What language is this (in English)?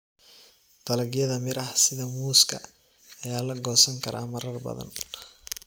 Somali